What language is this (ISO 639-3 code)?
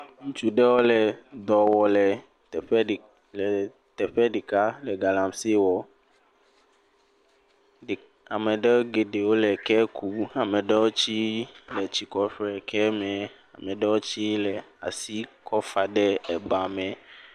ewe